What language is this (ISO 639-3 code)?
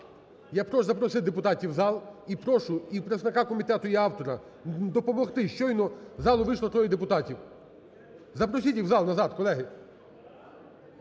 ukr